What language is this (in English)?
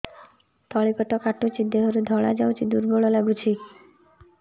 Odia